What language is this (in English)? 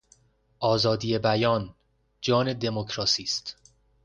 Persian